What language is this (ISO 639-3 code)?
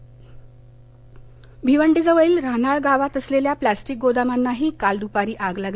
mar